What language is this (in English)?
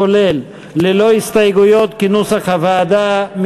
Hebrew